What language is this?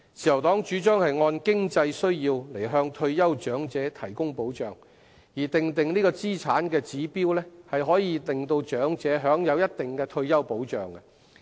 Cantonese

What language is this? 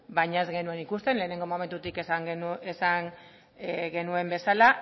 Basque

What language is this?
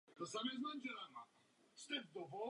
Czech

